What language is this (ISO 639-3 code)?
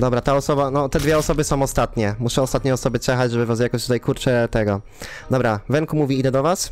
pol